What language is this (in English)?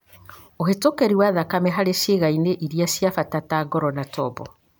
Kikuyu